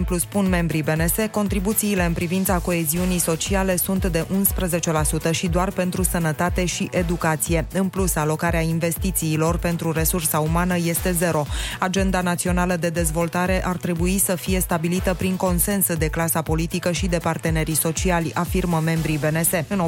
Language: Romanian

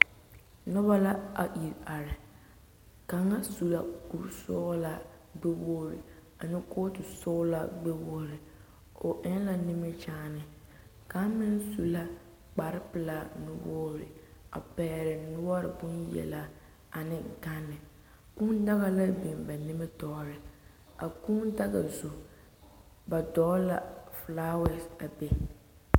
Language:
Southern Dagaare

